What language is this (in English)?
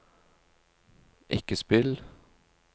Norwegian